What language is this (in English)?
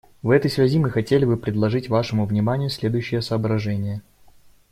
Russian